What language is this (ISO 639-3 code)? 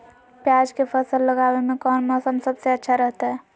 mag